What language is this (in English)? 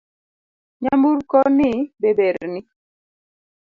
Luo (Kenya and Tanzania)